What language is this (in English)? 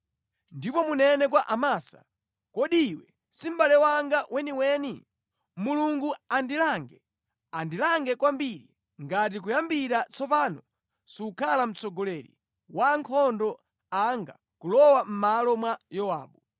Nyanja